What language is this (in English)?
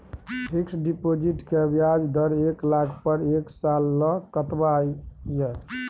Maithili